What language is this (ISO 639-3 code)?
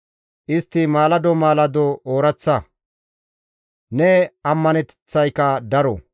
gmv